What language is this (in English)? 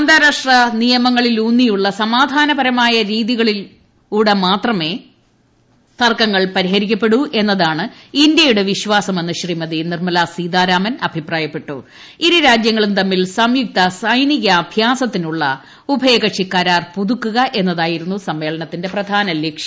Malayalam